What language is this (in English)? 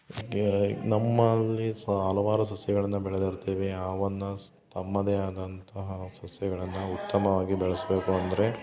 Kannada